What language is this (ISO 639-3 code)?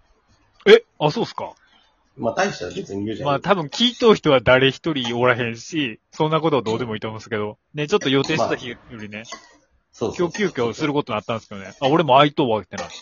jpn